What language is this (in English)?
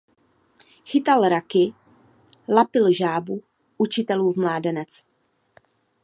Czech